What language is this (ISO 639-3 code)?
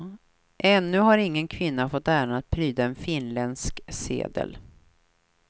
swe